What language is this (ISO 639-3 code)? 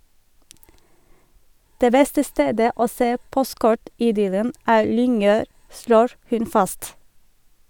nor